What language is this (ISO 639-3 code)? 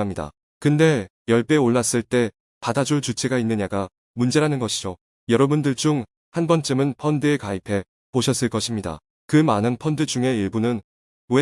kor